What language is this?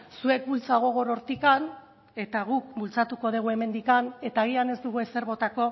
Basque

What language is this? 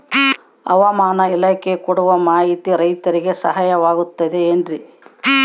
Kannada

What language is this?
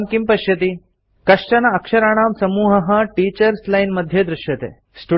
Sanskrit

